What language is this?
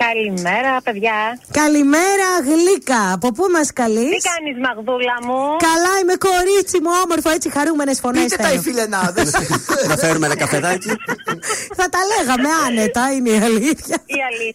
Greek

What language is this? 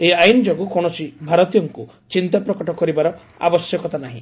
Odia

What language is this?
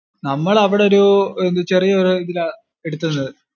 Malayalam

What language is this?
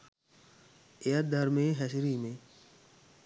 Sinhala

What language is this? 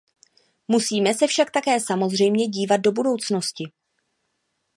Czech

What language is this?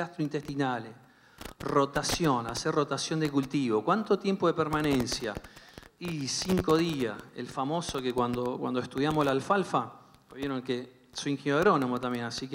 Spanish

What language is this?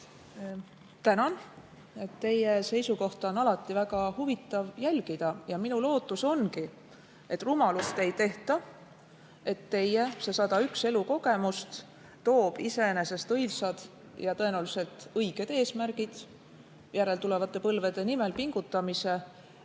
Estonian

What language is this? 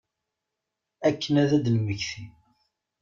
Kabyle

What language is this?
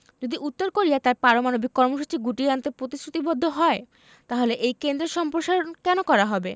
Bangla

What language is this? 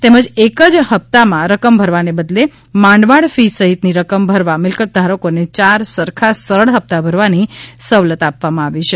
Gujarati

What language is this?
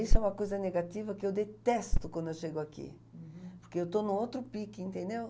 Portuguese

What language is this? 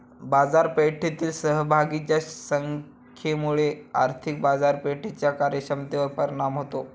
Marathi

